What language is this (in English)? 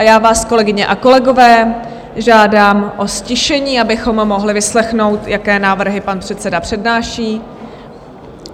Czech